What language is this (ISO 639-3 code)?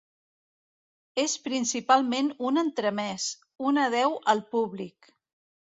cat